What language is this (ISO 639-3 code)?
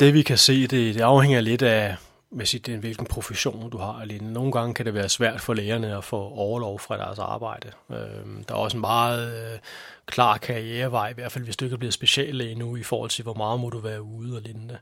dan